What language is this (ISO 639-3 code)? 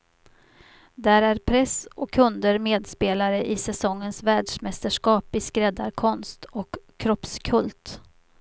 swe